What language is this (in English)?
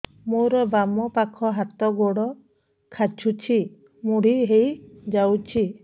Odia